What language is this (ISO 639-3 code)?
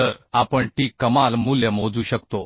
mar